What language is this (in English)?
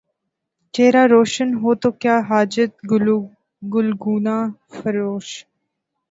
Urdu